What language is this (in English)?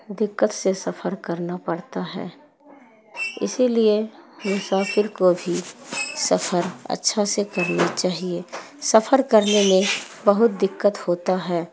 Urdu